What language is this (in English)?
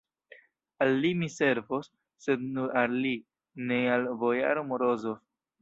Esperanto